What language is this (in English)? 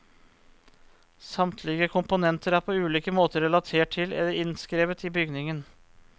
Norwegian